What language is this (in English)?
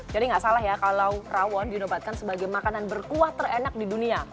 Indonesian